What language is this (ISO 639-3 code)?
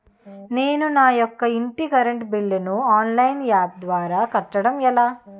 tel